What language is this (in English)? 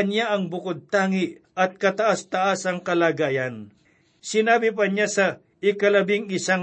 Filipino